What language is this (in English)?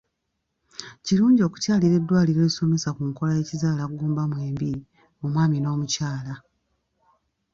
Ganda